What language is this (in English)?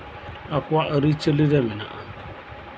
Santali